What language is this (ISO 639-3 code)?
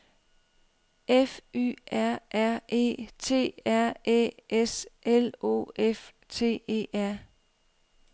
dan